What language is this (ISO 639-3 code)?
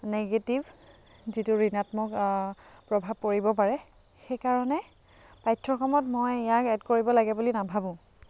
asm